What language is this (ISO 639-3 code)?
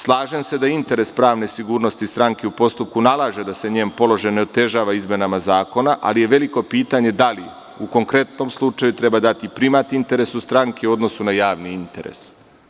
srp